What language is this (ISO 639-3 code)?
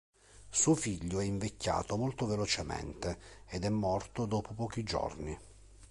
ita